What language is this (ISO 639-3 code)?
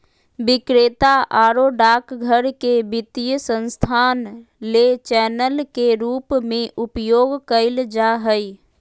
mag